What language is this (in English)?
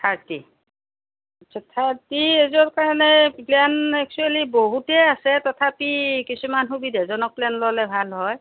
Assamese